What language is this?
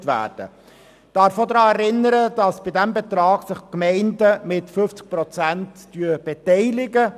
Swiss German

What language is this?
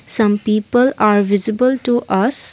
English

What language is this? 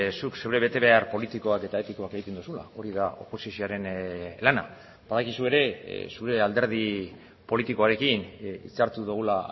Basque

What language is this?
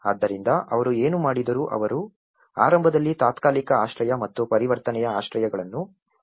Kannada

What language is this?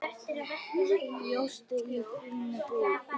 Icelandic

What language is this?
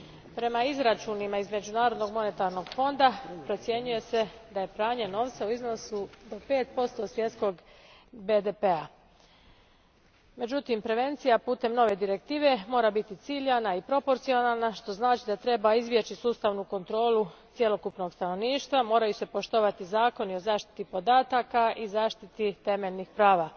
Croatian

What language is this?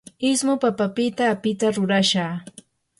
Yanahuanca Pasco Quechua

